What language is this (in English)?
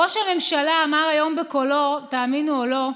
Hebrew